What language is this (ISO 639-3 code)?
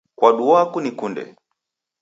dav